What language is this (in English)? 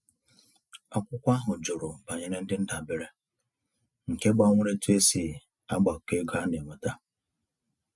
Igbo